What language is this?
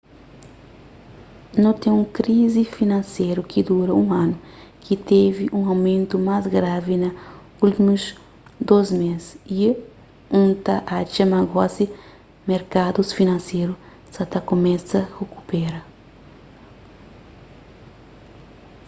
Kabuverdianu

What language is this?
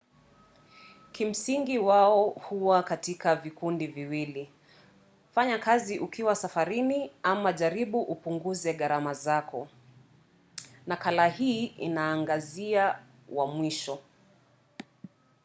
Swahili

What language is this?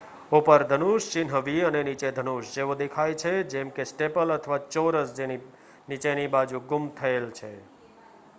Gujarati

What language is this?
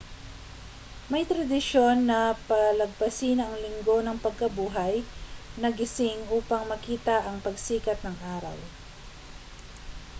Filipino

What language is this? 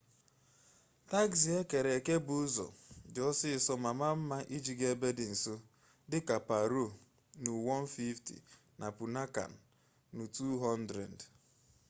Igbo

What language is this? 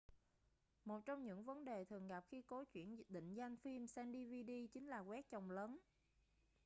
Vietnamese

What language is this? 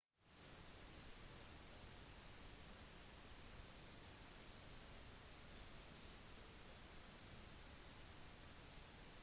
Norwegian Bokmål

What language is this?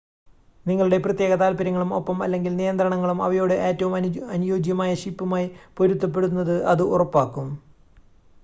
Malayalam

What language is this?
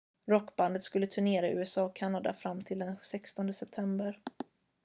Swedish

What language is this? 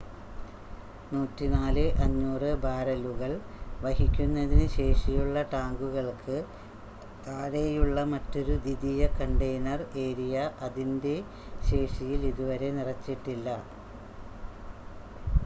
Malayalam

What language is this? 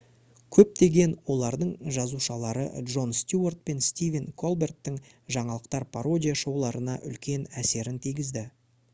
Kazakh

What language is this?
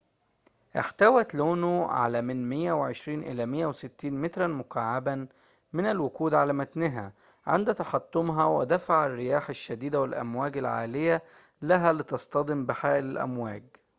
Arabic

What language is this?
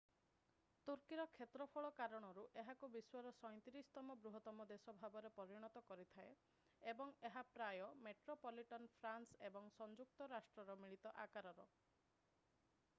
Odia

